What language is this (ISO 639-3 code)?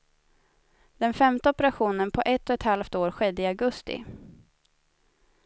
swe